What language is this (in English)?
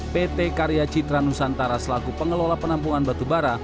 Indonesian